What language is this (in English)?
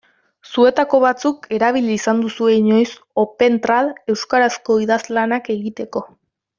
Basque